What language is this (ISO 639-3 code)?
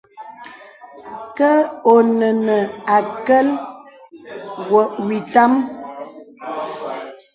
beb